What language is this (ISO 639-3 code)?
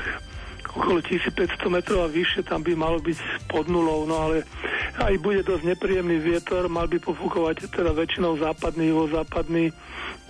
slk